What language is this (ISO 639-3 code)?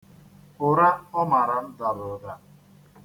ibo